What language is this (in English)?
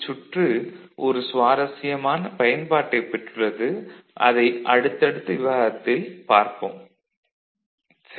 Tamil